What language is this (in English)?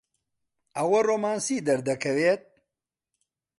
Central Kurdish